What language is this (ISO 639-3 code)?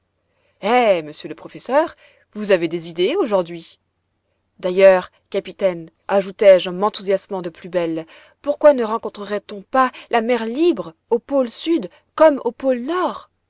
fra